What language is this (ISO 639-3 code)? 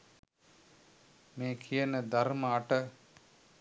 sin